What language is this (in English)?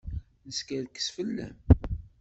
Kabyle